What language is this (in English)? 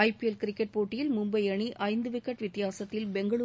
Tamil